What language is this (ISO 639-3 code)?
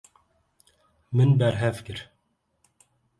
kur